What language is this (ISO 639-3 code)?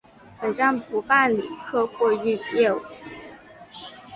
zho